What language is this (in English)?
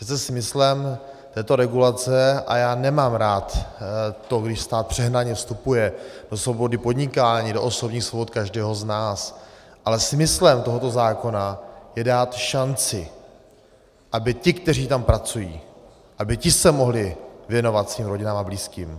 Czech